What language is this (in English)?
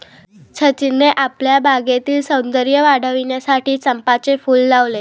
Marathi